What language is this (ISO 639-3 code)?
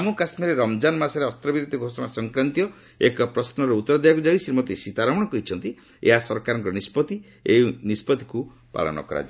ori